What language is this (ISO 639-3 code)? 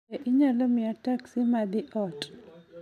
luo